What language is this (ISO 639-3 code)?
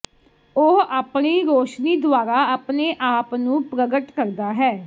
pan